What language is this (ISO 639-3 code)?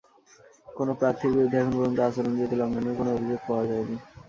ben